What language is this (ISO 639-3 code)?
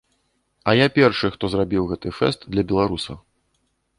bel